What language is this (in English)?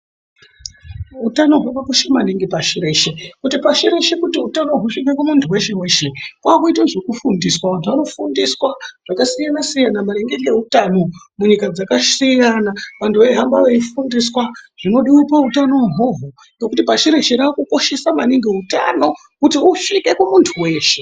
Ndau